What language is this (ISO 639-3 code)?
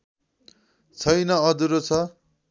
nep